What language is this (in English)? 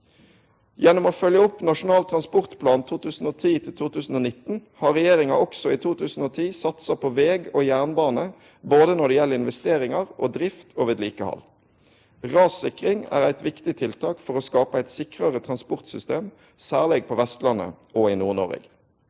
Norwegian